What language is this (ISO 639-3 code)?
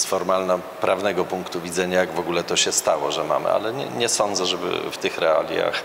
pol